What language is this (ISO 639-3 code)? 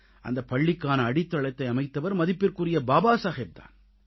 tam